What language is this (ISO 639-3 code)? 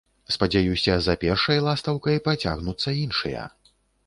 bel